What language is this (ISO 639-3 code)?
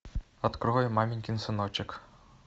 rus